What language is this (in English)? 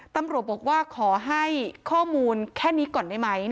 Thai